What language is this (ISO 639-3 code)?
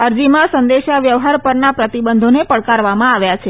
guj